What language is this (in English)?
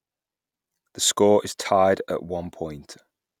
English